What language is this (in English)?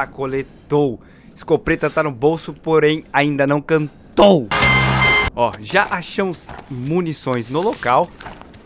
Portuguese